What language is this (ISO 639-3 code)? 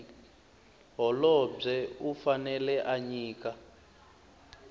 tso